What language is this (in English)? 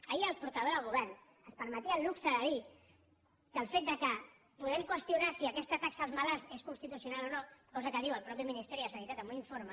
Catalan